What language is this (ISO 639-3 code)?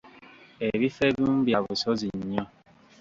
lug